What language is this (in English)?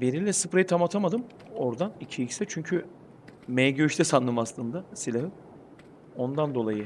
Turkish